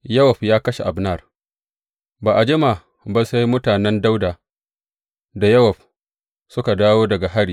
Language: Hausa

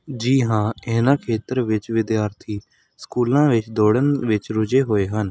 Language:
Punjabi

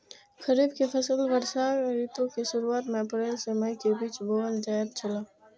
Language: Maithili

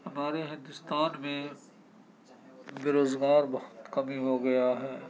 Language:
Urdu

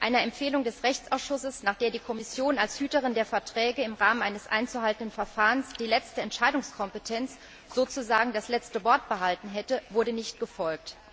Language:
German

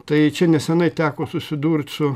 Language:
Lithuanian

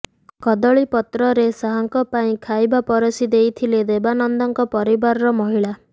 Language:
Odia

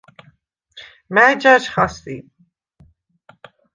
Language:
Svan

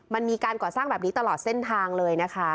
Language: Thai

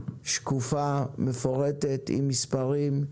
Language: Hebrew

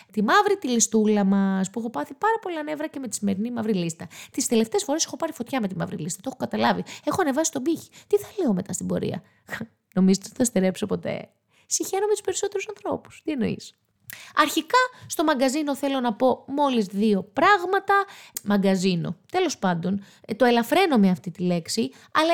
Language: Greek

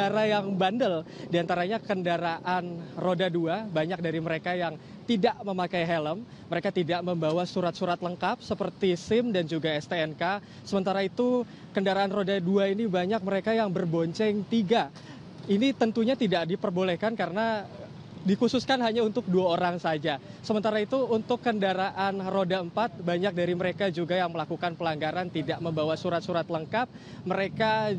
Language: Indonesian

